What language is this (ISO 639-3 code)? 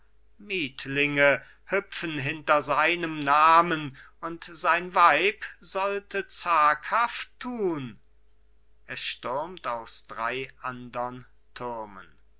deu